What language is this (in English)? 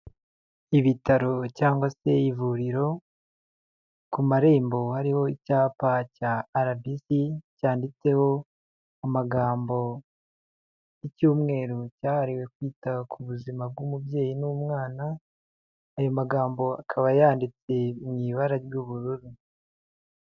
Kinyarwanda